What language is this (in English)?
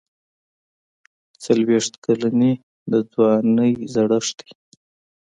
Pashto